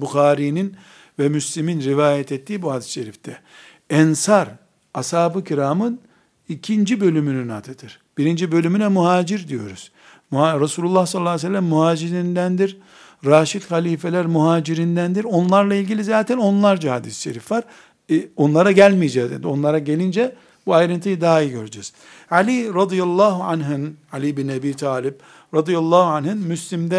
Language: Turkish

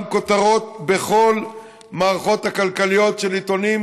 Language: Hebrew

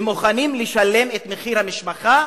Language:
Hebrew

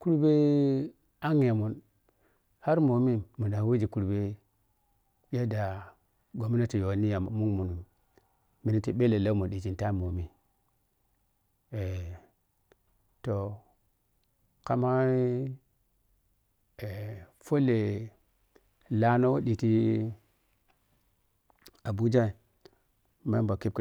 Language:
Piya-Kwonci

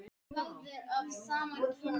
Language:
Icelandic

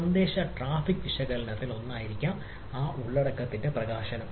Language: Malayalam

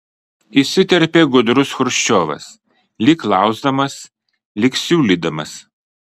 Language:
Lithuanian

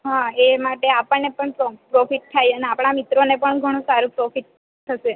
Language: Gujarati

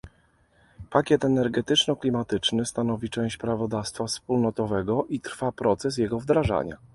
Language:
Polish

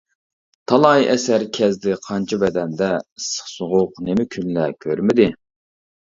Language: Uyghur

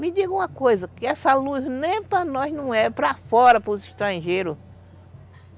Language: Portuguese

